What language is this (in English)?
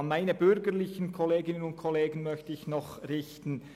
Swiss German